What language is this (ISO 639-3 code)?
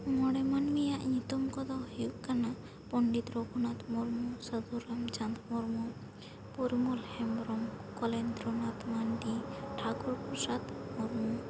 sat